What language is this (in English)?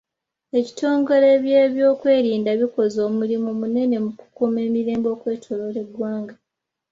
Ganda